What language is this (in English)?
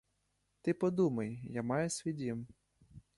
Ukrainian